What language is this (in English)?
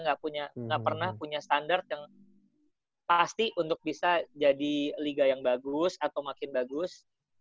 Indonesian